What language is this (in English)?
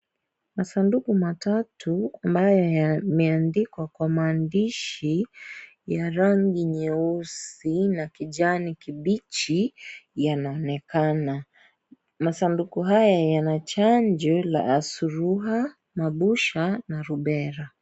Swahili